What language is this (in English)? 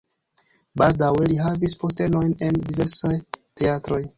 Esperanto